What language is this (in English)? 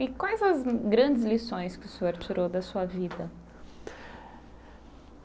Portuguese